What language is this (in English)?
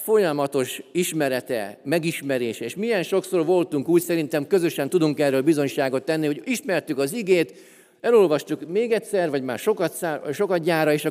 Hungarian